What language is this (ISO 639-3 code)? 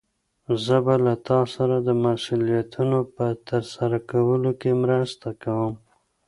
pus